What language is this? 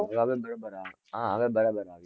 Gujarati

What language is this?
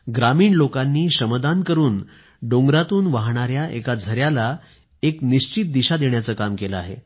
Marathi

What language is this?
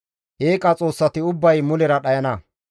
Gamo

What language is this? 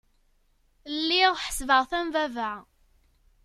Kabyle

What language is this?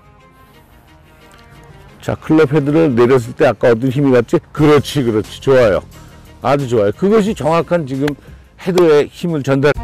Korean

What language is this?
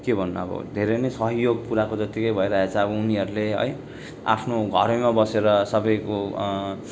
Nepali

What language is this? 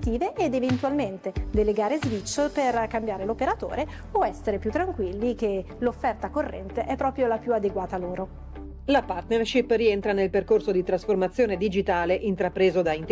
Italian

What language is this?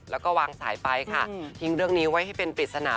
Thai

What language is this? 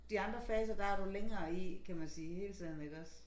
Danish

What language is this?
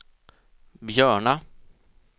Swedish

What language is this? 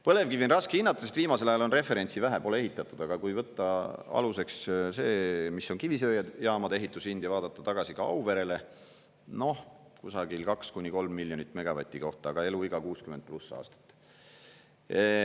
Estonian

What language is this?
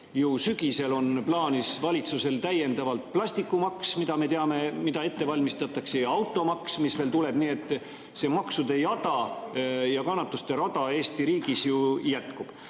Estonian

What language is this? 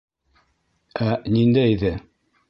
Bashkir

